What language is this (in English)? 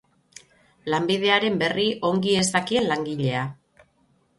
Basque